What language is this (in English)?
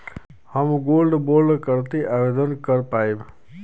Bhojpuri